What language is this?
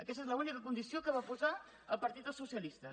Catalan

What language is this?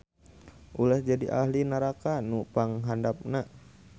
Sundanese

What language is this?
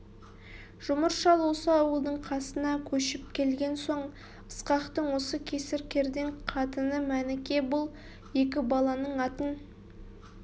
Kazakh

